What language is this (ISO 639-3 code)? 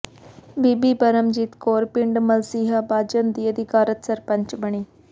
pan